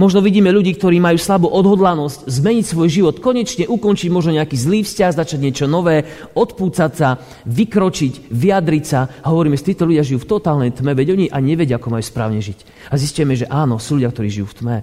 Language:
Slovak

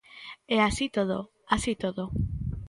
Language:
Galician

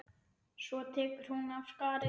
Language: Icelandic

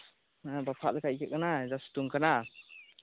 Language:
Santali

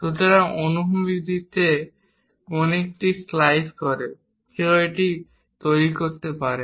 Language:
Bangla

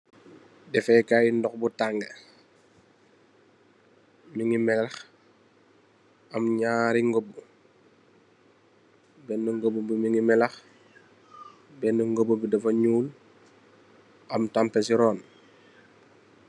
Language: Wolof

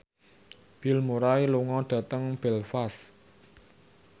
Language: Javanese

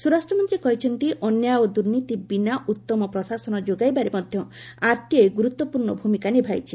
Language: Odia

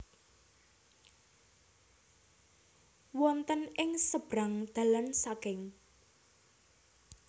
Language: Javanese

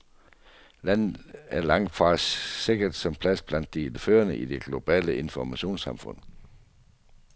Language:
Danish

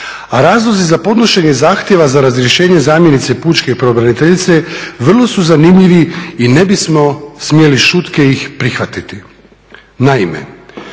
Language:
Croatian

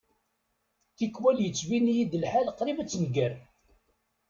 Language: Kabyle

